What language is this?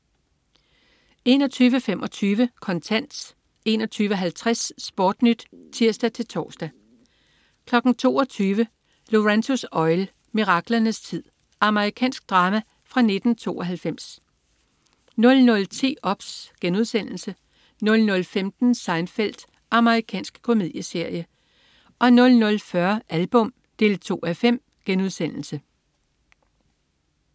Danish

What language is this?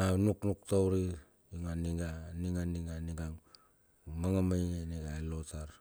Bilur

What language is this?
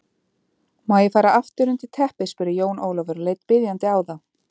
Icelandic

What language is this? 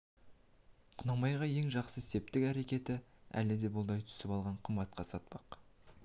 Kazakh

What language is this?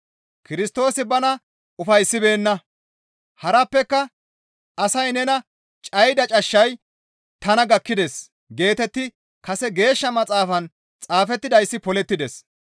Gamo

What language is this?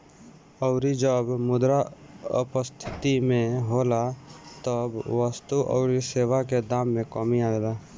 Bhojpuri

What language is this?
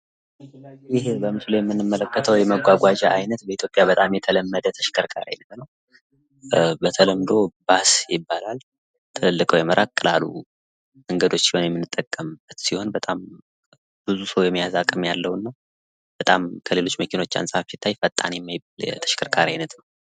Amharic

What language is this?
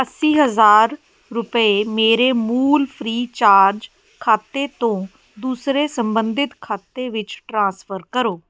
Punjabi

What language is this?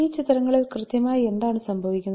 Malayalam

